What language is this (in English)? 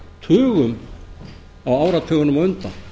Icelandic